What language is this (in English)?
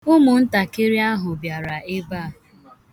Igbo